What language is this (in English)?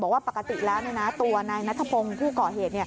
Thai